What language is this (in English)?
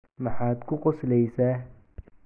Somali